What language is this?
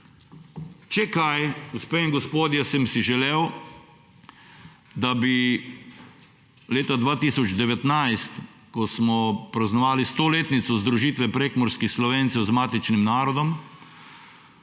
Slovenian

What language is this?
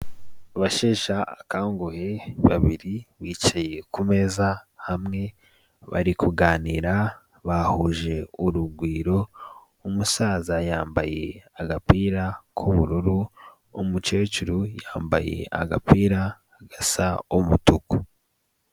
Kinyarwanda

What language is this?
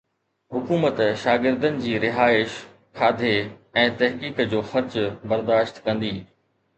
Sindhi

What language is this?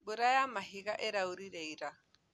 Kikuyu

